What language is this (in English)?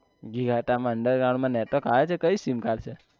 Gujarati